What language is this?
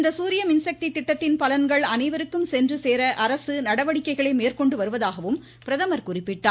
Tamil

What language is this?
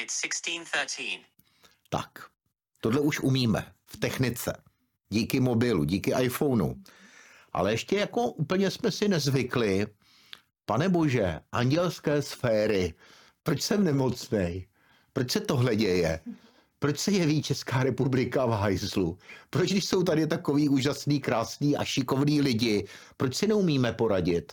Czech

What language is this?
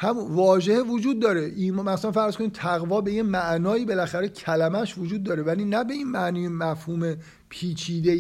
Persian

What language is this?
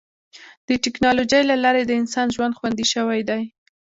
Pashto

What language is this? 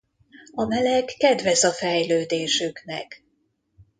Hungarian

